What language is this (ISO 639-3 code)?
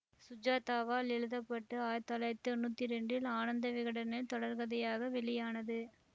tam